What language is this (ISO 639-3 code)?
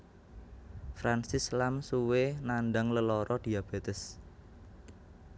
jav